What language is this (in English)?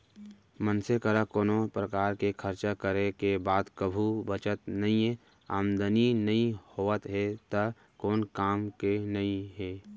Chhattisgarhi